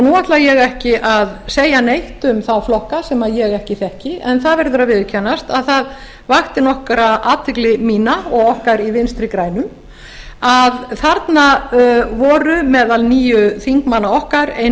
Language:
Icelandic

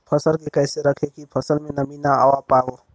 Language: Bhojpuri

